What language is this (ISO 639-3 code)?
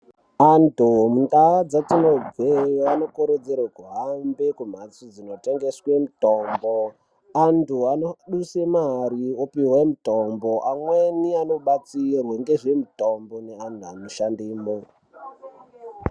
ndc